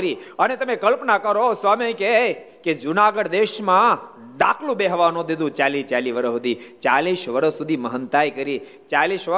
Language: Gujarati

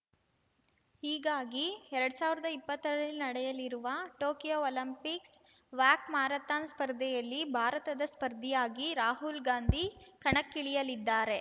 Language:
Kannada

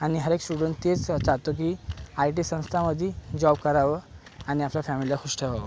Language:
Marathi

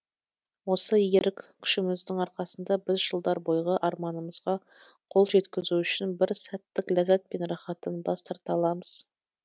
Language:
Kazakh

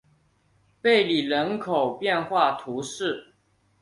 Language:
Chinese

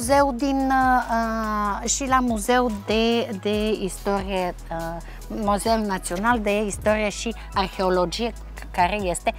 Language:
Romanian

